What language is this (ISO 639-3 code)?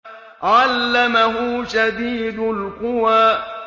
ara